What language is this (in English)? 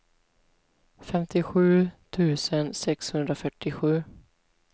Swedish